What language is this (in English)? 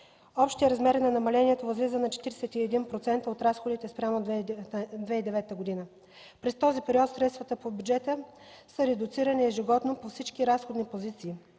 Bulgarian